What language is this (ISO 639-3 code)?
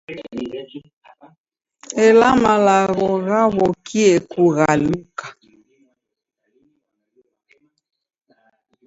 dav